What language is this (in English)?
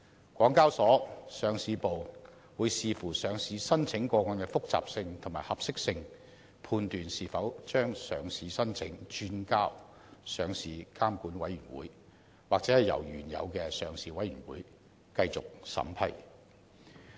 Cantonese